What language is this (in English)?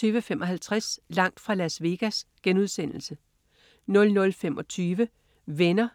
Danish